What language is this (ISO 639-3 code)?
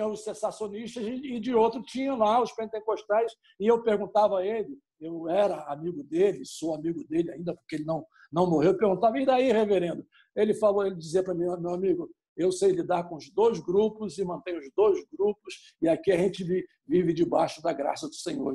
por